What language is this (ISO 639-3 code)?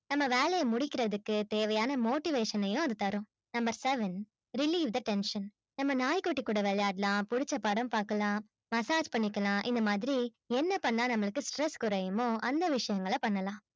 tam